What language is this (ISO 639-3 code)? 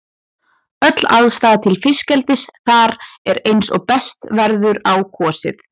isl